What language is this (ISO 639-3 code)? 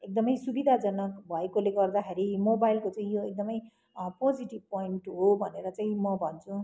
nep